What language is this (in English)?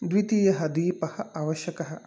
Sanskrit